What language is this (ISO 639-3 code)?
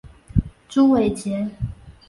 zho